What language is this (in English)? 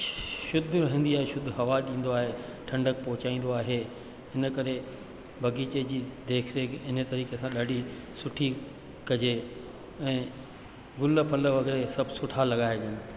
Sindhi